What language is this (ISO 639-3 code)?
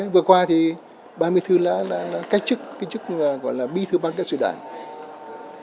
vie